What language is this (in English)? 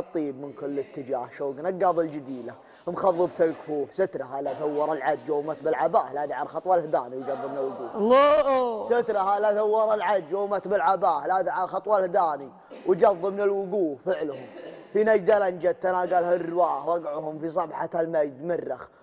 Arabic